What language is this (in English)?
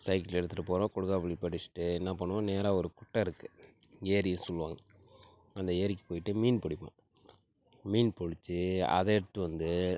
Tamil